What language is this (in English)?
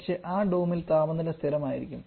Malayalam